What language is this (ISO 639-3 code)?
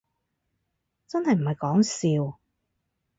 yue